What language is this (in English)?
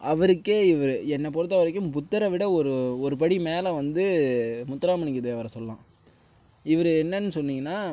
Tamil